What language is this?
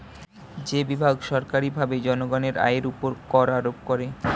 Bangla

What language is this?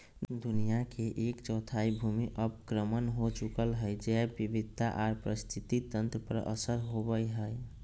Magahi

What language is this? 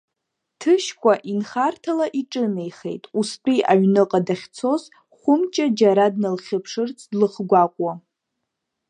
Abkhazian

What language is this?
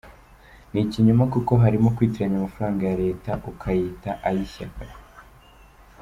Kinyarwanda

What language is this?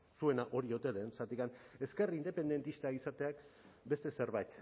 Basque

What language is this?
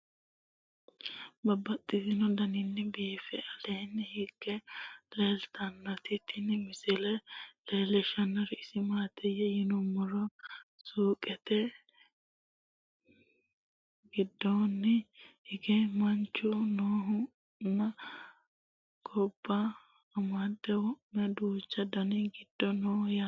Sidamo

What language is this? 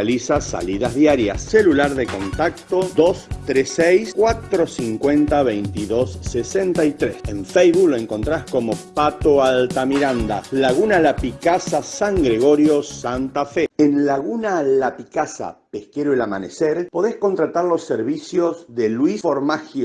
Spanish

